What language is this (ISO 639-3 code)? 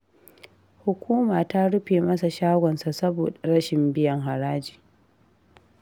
hau